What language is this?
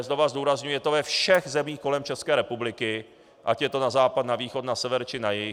Czech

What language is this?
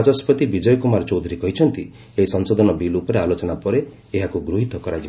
Odia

